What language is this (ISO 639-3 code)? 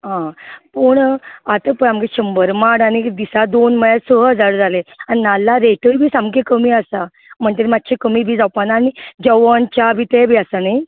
kok